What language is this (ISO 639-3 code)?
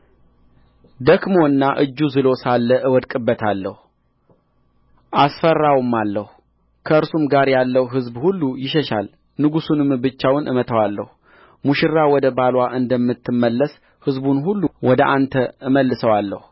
amh